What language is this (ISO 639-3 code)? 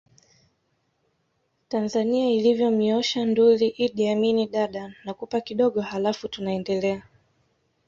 swa